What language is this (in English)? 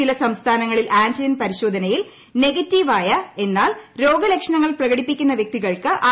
Malayalam